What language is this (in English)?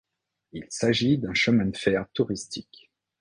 French